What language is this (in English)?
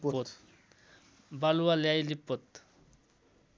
Nepali